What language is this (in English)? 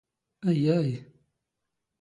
Standard Moroccan Tamazight